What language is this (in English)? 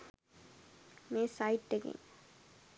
Sinhala